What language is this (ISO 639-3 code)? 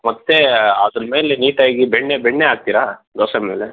kan